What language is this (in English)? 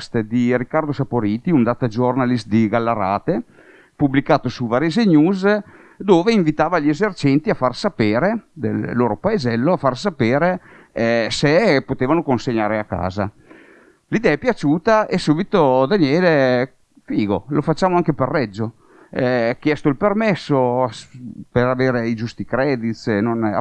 Italian